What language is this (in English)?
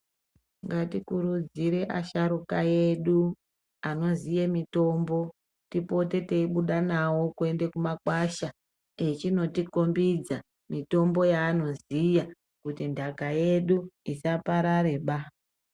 Ndau